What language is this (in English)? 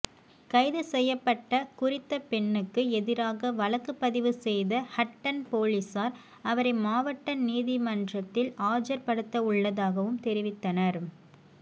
Tamil